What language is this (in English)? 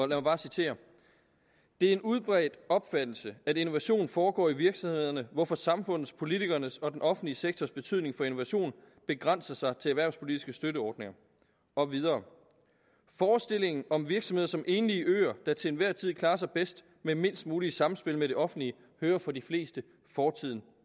Danish